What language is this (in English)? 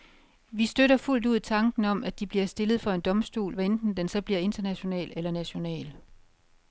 Danish